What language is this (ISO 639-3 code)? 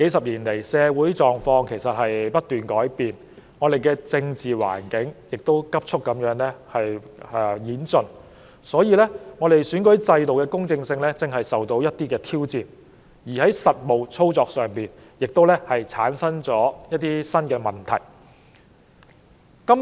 yue